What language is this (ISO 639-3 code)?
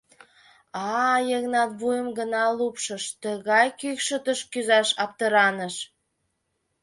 chm